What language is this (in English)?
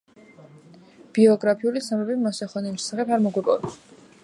Georgian